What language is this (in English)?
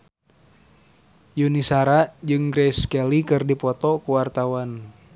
Sundanese